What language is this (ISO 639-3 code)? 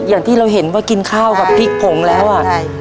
tha